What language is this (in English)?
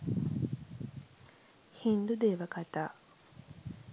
Sinhala